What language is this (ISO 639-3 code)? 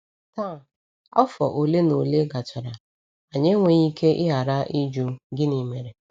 ibo